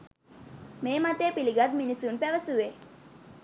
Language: Sinhala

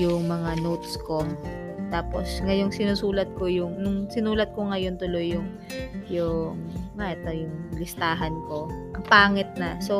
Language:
Filipino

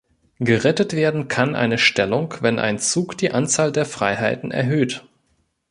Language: German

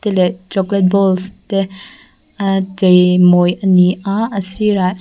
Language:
Mizo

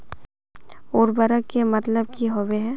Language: Magahi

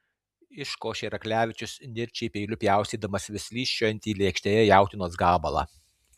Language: Lithuanian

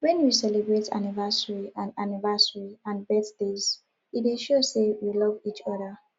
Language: Nigerian Pidgin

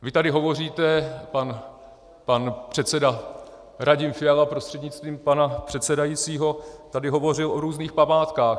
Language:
Czech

